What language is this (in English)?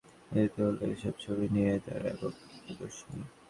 Bangla